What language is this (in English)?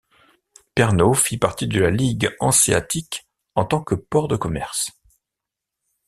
French